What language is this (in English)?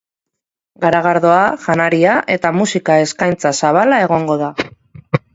Basque